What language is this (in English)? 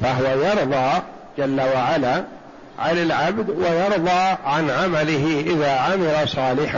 Arabic